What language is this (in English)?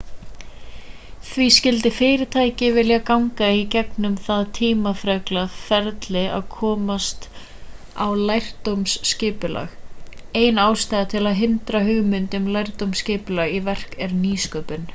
Icelandic